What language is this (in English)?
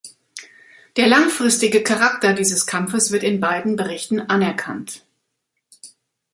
German